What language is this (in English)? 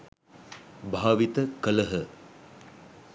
Sinhala